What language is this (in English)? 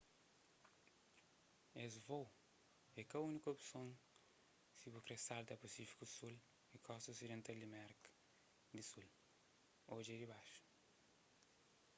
Kabuverdianu